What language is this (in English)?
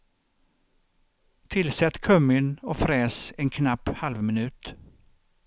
Swedish